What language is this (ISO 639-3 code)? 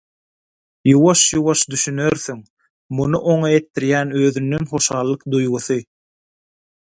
tuk